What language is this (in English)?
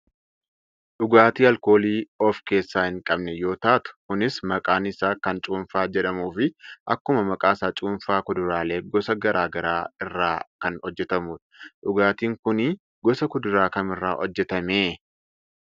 Oromo